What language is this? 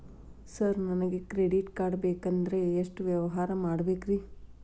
Kannada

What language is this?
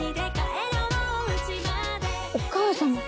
Japanese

